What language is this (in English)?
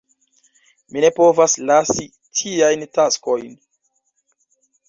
Esperanto